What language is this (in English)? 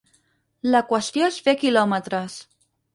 Catalan